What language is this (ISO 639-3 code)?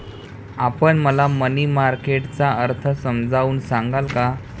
mar